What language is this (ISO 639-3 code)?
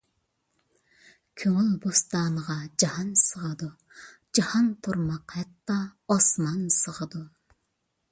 uig